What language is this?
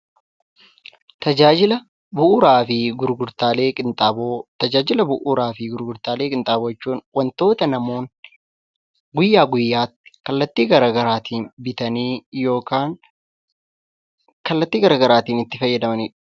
Oromo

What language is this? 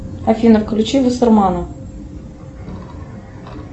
Russian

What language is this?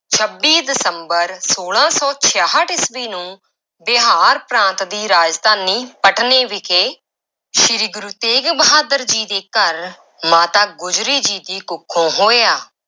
Punjabi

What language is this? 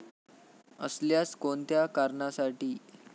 Marathi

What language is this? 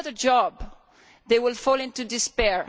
English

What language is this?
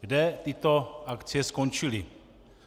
Czech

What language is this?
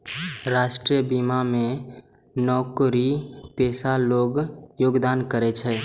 Maithili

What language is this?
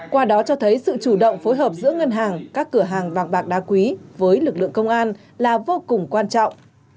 Vietnamese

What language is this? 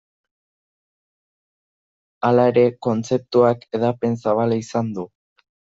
Basque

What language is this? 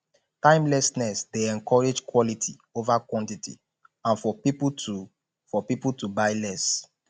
Nigerian Pidgin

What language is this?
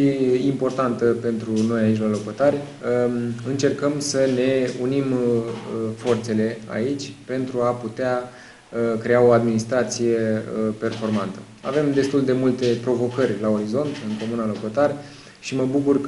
Romanian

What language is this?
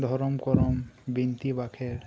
Santali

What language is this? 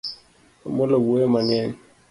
Luo (Kenya and Tanzania)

